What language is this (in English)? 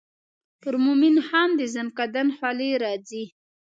Pashto